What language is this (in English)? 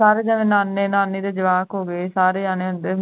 Punjabi